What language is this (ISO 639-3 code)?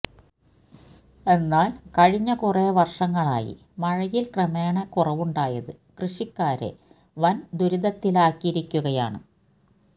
mal